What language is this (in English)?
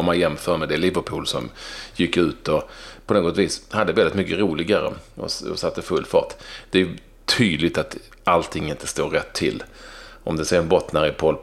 Swedish